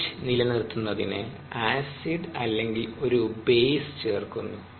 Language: Malayalam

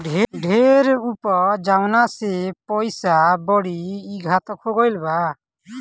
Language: Bhojpuri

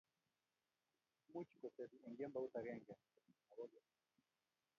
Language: Kalenjin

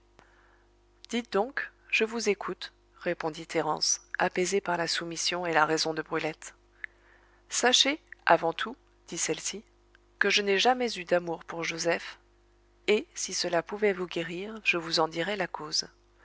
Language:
French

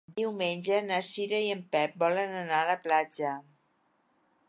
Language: Catalan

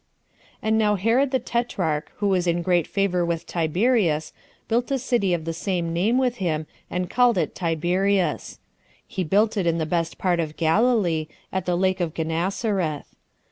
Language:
English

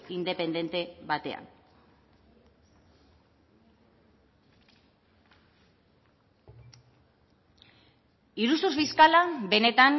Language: Basque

